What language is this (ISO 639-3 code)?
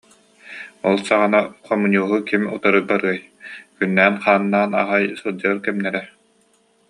sah